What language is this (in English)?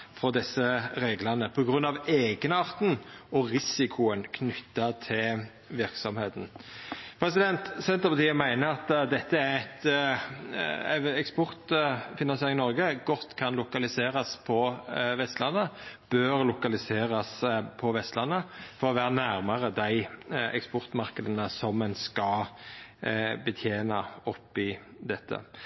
Norwegian Nynorsk